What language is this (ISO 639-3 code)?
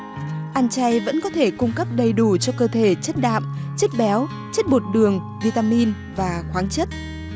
vie